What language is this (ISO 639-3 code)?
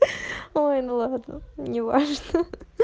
rus